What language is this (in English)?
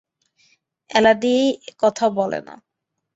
Bangla